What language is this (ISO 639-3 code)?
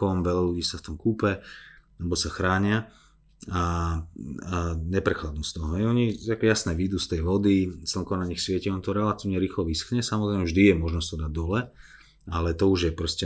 slk